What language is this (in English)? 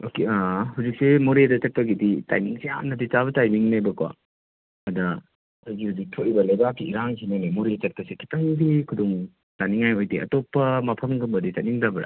Manipuri